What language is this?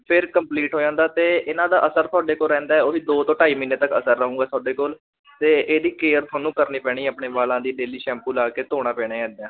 Punjabi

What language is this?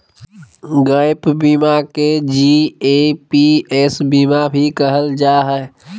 Magahi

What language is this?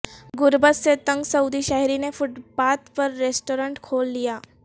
Urdu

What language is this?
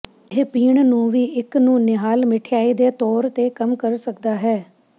Punjabi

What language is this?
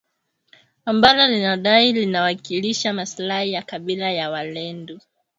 Swahili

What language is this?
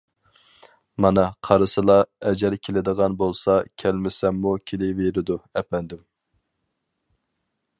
Uyghur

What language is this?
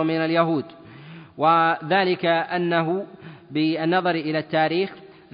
Arabic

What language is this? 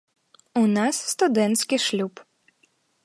Belarusian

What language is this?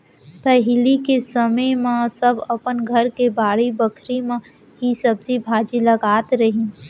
Chhattisgarhi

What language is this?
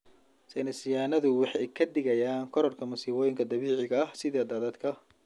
Somali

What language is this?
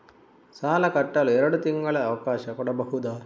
Kannada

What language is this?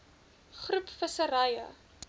Afrikaans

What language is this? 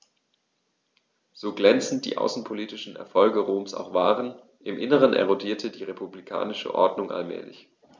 German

